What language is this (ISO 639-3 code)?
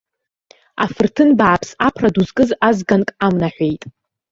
abk